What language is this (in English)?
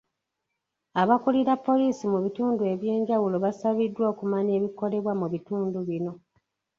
Ganda